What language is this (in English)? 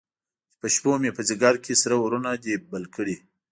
Pashto